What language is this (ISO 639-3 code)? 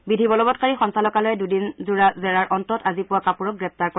asm